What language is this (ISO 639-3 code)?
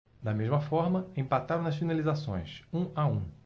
por